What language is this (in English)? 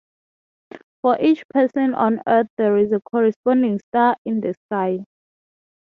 English